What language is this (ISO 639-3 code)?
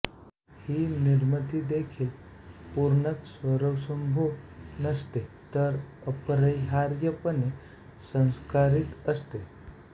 mar